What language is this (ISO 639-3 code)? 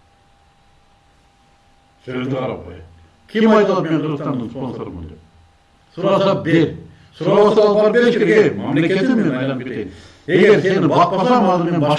tur